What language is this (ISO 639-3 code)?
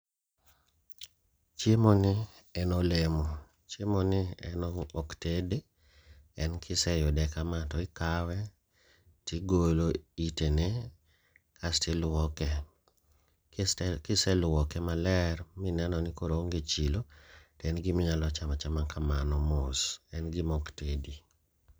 luo